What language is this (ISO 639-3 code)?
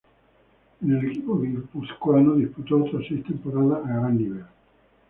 spa